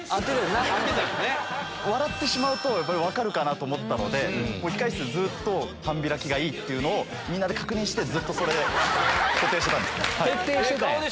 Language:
Japanese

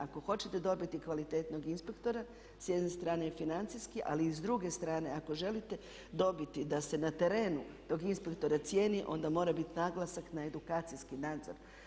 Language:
Croatian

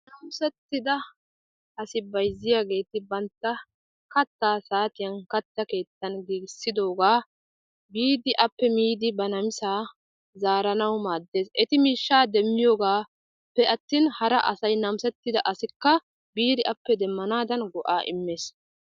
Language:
Wolaytta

